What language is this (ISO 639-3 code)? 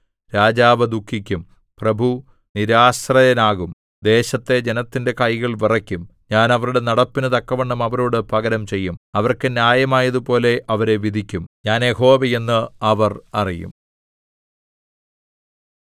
mal